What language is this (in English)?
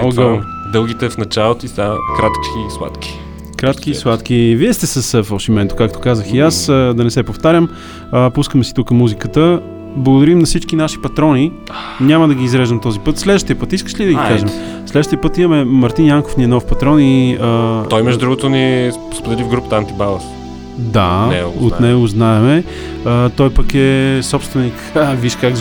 Bulgarian